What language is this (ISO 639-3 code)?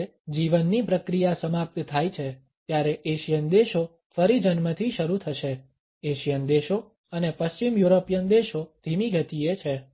guj